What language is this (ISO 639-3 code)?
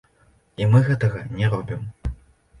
bel